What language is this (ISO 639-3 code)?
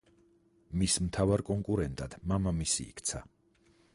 kat